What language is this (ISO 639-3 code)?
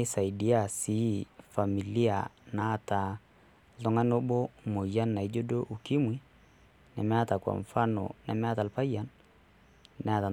mas